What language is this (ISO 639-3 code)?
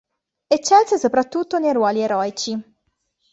ita